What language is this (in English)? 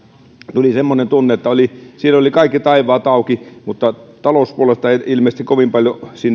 Finnish